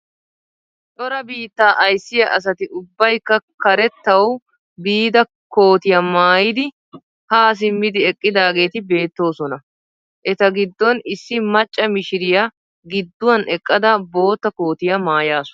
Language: Wolaytta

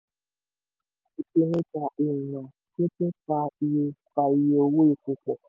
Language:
Yoruba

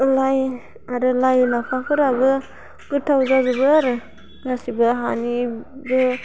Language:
Bodo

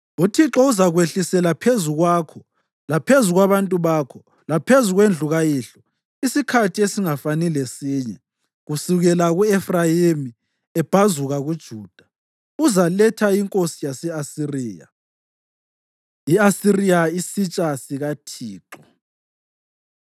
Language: North Ndebele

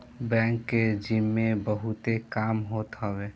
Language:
Bhojpuri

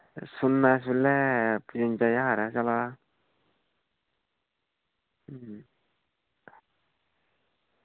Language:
Dogri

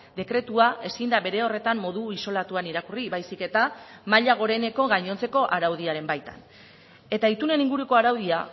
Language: Basque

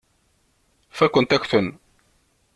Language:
Kabyle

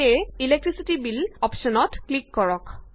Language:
Assamese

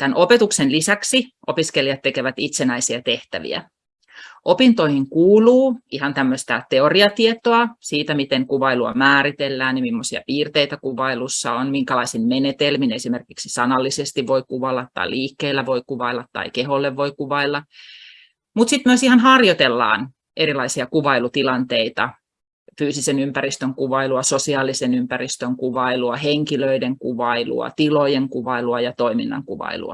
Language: Finnish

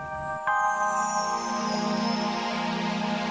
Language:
Indonesian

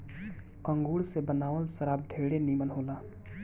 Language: Bhojpuri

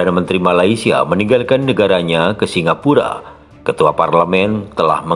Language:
Indonesian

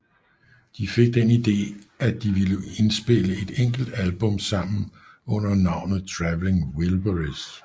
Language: Danish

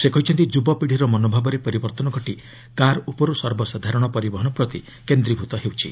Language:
Odia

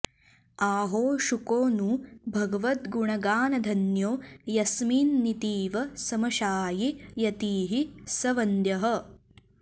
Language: Sanskrit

